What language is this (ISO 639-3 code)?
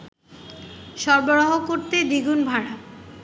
ben